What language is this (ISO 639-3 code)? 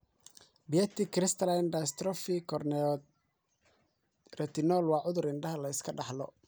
som